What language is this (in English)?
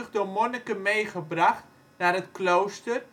Dutch